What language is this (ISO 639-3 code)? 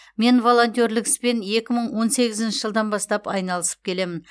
kaz